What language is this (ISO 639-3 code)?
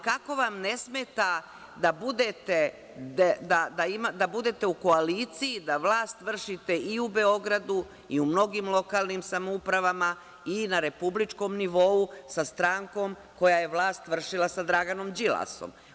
srp